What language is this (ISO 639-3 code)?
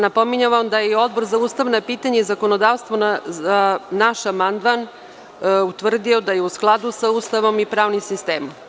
srp